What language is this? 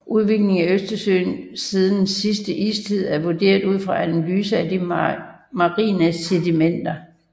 Danish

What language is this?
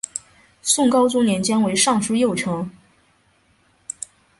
Chinese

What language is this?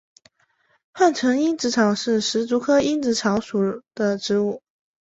Chinese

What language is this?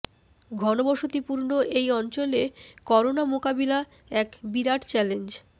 Bangla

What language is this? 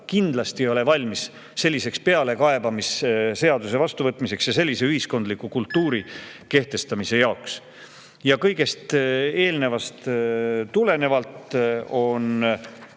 Estonian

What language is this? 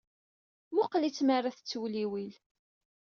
Kabyle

